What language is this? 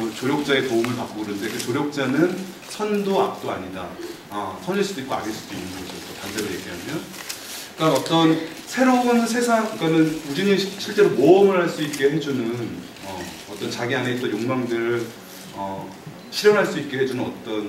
Korean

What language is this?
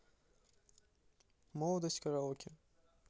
Russian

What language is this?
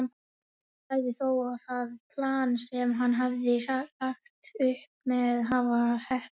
Icelandic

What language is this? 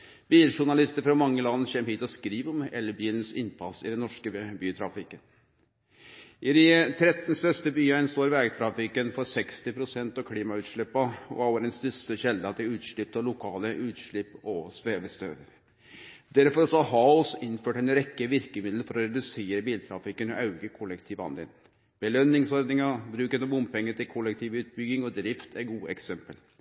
Norwegian Nynorsk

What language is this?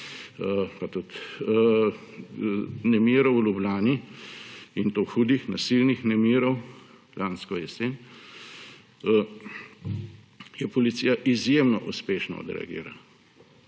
Slovenian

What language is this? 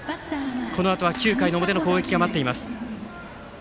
Japanese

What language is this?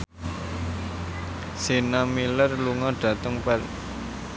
Javanese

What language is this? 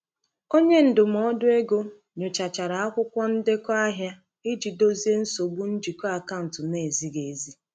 Igbo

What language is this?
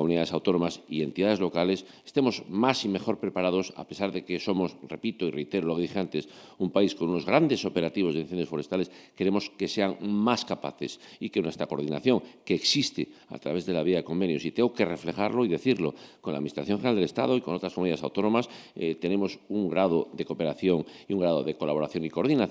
Spanish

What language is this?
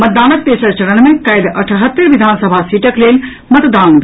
Maithili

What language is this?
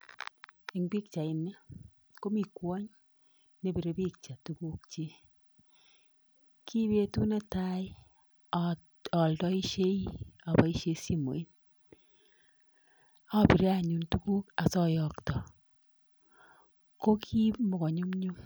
Kalenjin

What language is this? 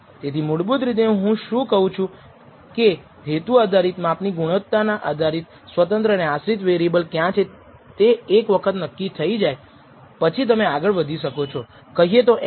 Gujarati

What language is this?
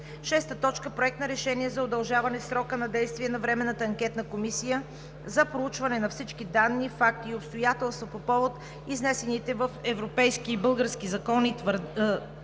Bulgarian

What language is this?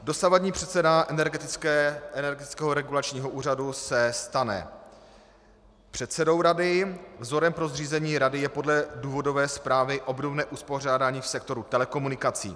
Czech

